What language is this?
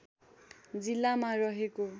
Nepali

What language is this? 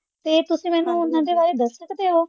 Punjabi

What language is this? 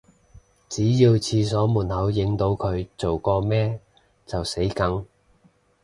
Cantonese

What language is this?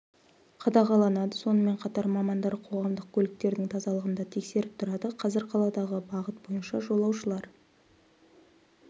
Kazakh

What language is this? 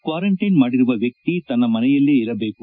Kannada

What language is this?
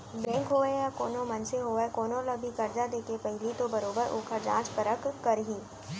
Chhattisgarhi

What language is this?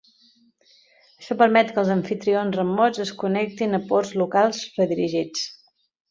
Catalan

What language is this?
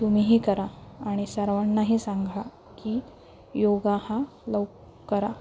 Marathi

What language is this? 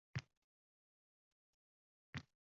Uzbek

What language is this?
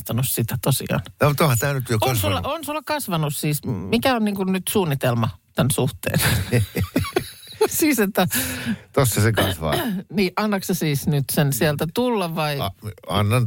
Finnish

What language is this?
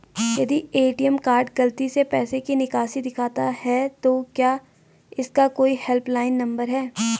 Hindi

